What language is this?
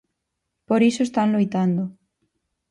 Galician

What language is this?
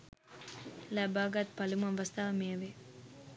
Sinhala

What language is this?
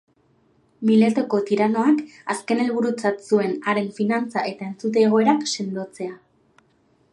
Basque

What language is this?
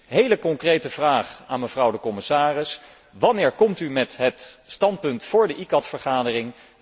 Dutch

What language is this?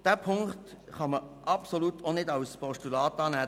Swiss German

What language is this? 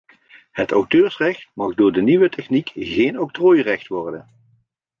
Dutch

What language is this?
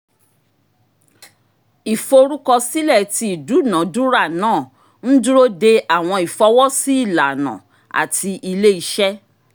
Yoruba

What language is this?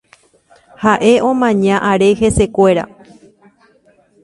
Guarani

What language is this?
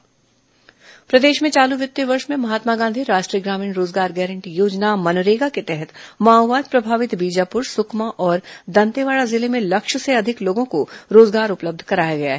Hindi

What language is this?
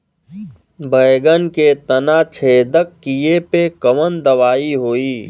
Bhojpuri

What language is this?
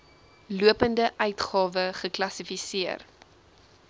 Afrikaans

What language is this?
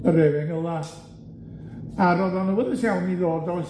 Welsh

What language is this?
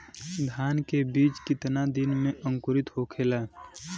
Bhojpuri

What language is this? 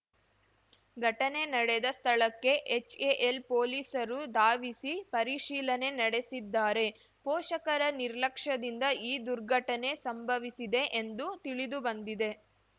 Kannada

